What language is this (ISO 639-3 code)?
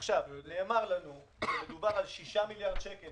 heb